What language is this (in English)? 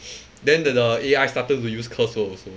English